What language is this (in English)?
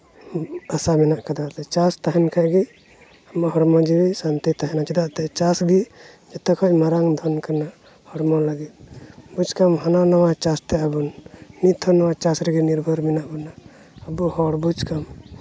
Santali